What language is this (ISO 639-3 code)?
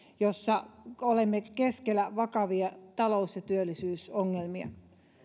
fin